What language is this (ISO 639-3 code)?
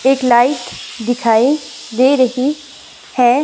hin